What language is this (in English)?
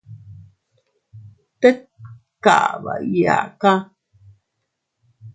Teutila Cuicatec